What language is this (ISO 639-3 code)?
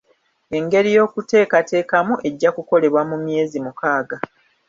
lug